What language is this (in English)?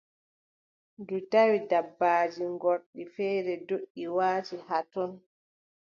Adamawa Fulfulde